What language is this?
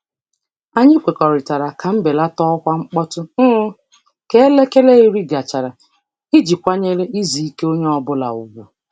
Igbo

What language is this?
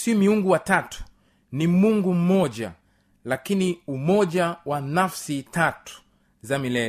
Swahili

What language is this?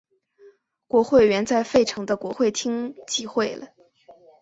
Chinese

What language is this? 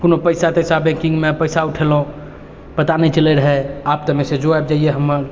Maithili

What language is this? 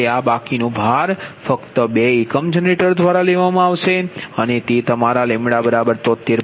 Gujarati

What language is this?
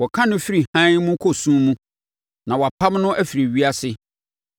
Akan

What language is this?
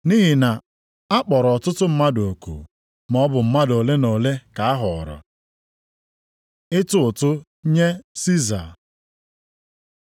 Igbo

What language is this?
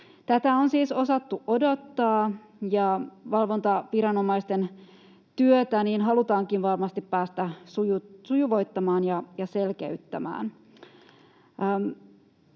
Finnish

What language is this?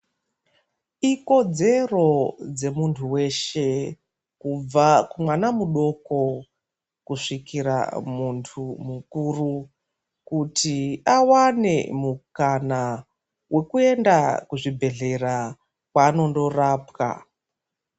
Ndau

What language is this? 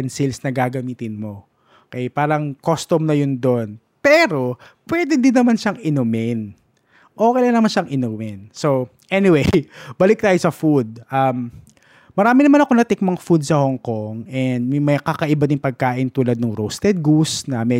Filipino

